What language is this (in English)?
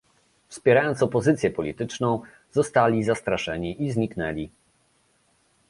Polish